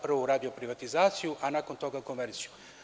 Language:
Serbian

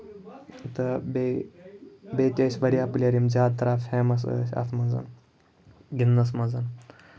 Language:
Kashmiri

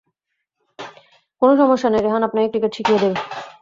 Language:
Bangla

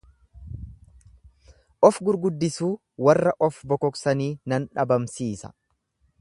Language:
Oromo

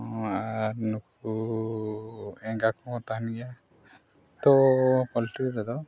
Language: Santali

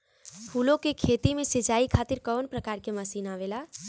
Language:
Bhojpuri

